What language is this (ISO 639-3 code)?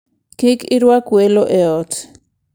luo